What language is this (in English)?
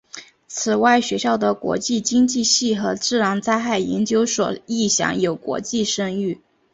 Chinese